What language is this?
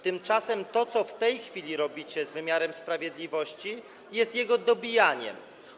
Polish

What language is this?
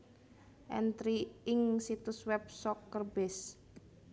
Javanese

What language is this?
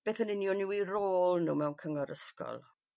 Welsh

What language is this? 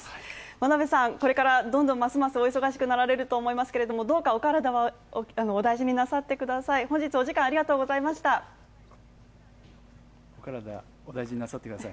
Japanese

